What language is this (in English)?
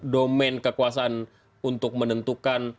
Indonesian